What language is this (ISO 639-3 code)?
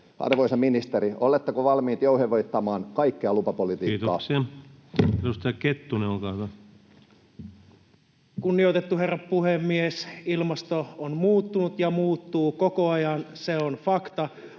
fin